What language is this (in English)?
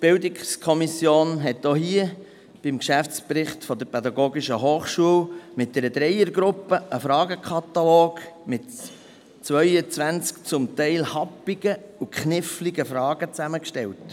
Swiss German